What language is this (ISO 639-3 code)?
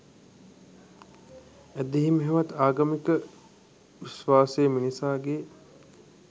sin